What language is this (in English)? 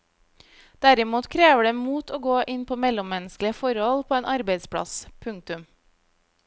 Norwegian